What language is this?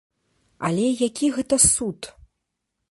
Belarusian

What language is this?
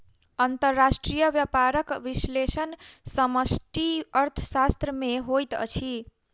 Maithili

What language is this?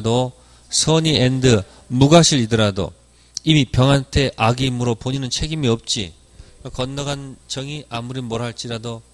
Korean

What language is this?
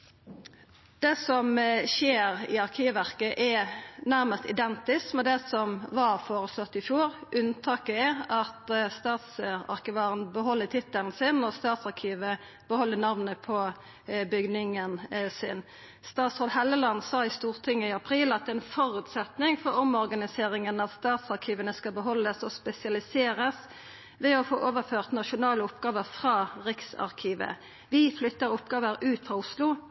Norwegian Nynorsk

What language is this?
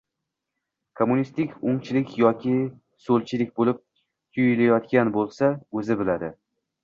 Uzbek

